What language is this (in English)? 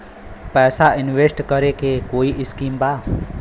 Bhojpuri